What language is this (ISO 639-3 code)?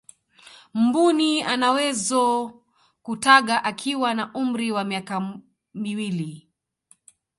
swa